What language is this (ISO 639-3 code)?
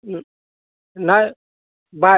asm